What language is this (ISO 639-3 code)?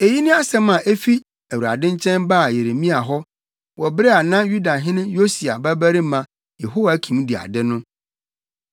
aka